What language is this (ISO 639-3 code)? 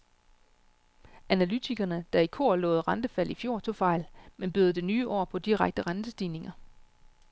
dan